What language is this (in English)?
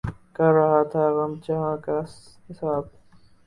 Urdu